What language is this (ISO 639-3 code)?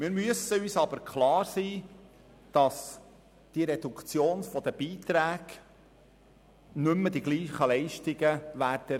gsw